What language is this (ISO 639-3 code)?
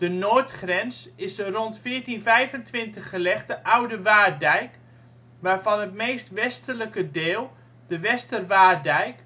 nld